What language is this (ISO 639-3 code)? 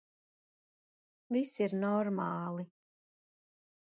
lav